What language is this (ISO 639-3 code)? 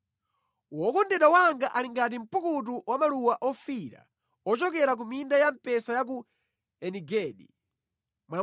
nya